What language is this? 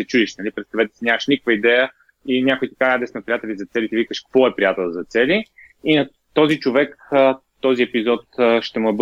Bulgarian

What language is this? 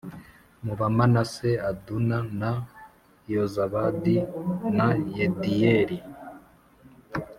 Kinyarwanda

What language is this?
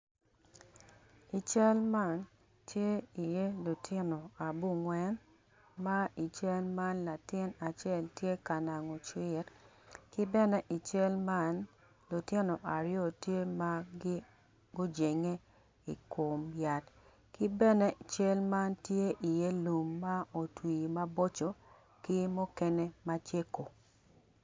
Acoli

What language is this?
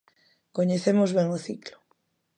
Galician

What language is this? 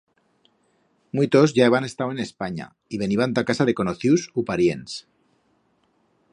Aragonese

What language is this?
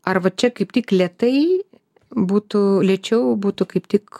Lithuanian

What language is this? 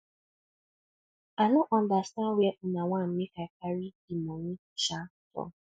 Nigerian Pidgin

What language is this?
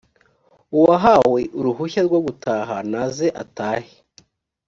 Kinyarwanda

